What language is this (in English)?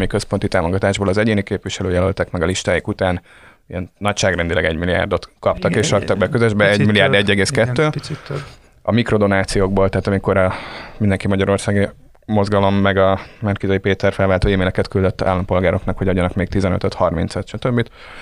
Hungarian